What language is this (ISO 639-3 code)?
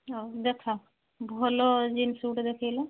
ori